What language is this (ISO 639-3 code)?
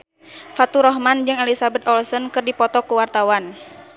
sun